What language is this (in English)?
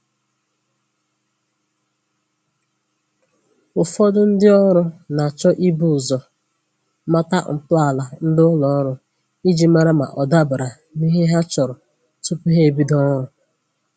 Igbo